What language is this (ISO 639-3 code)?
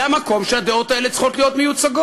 heb